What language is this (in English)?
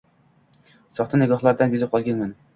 Uzbek